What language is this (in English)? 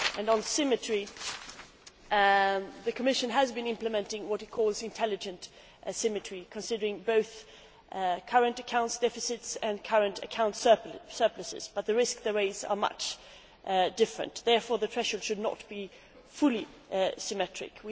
English